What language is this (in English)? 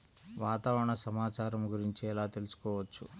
Telugu